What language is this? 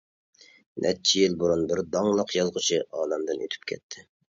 Uyghur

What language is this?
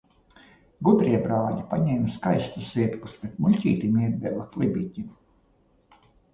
Latvian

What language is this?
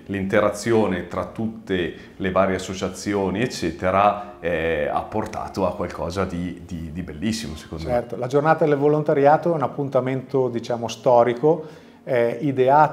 Italian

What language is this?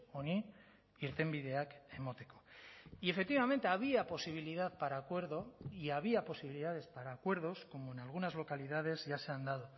Spanish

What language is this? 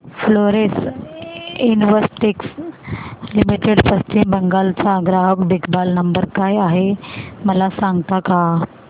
Marathi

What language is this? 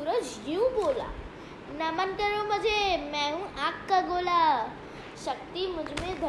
Hindi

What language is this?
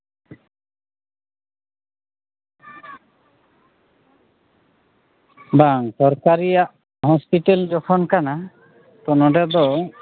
Santali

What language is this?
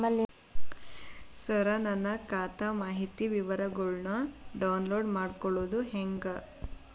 Kannada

